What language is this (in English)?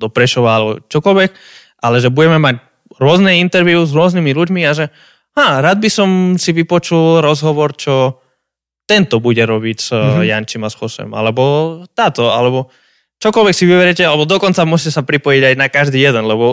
Slovak